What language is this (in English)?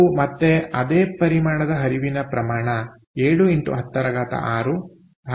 Kannada